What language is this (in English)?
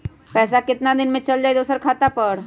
Magahi